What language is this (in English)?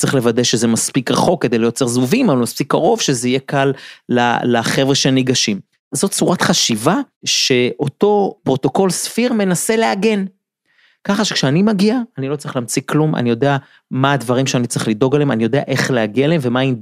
Hebrew